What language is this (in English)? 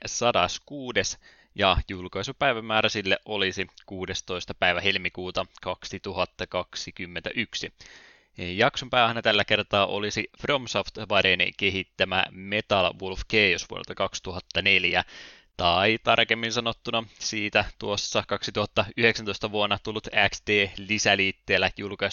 Finnish